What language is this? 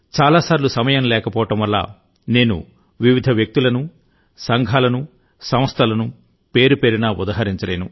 Telugu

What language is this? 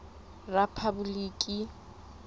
Southern Sotho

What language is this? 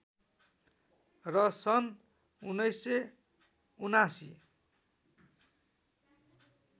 Nepali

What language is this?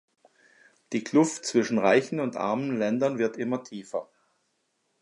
German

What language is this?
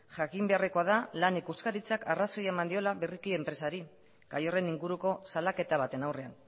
Basque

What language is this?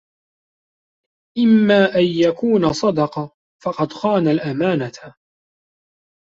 Arabic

